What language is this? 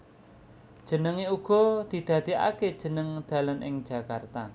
Javanese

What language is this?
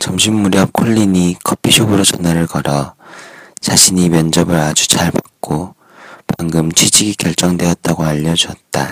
Korean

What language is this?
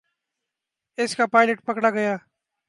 Urdu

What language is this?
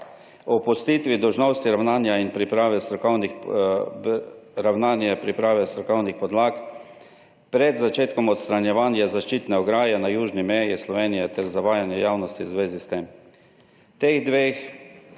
Slovenian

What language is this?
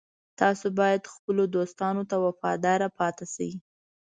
Pashto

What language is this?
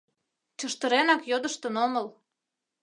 Mari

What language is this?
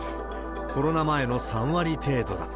Japanese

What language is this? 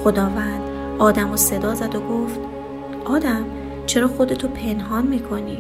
Persian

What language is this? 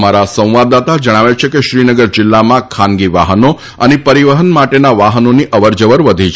Gujarati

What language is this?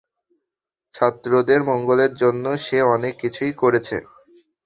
Bangla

